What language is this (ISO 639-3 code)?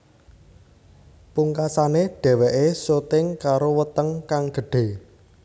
jav